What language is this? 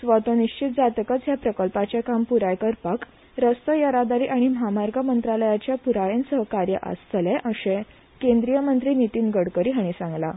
Konkani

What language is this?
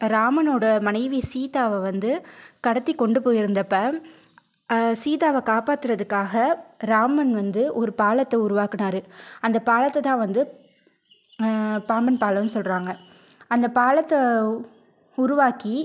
Tamil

